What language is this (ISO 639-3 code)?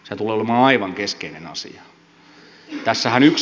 fin